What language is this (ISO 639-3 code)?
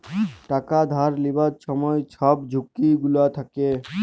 ben